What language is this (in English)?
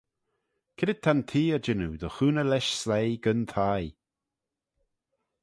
Manx